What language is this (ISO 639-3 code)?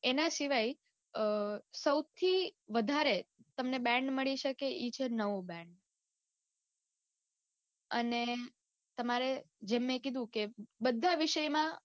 guj